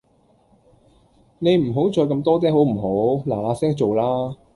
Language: Cantonese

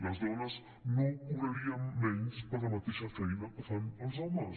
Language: Catalan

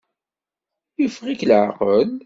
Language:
Kabyle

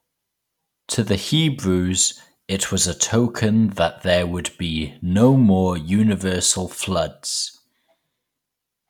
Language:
English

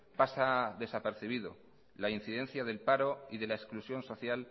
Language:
Spanish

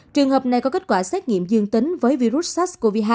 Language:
Vietnamese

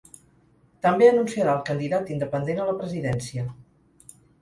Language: Catalan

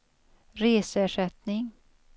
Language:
Swedish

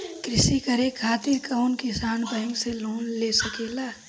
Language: Bhojpuri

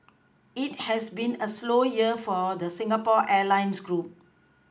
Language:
English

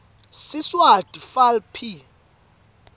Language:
Swati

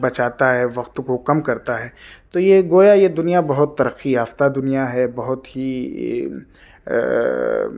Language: Urdu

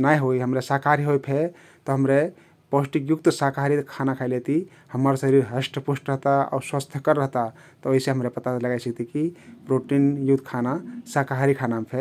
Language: Kathoriya Tharu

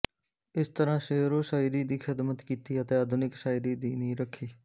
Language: Punjabi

